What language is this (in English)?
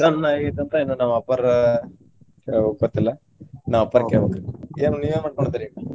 Kannada